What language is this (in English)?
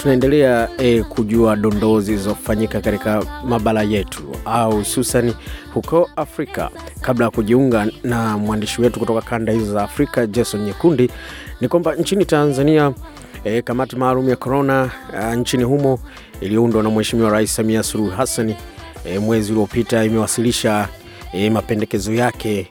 Swahili